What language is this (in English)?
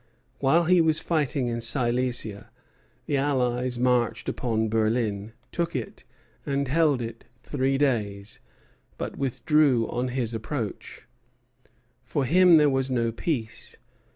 English